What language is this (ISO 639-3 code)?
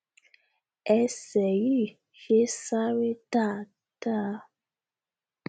yor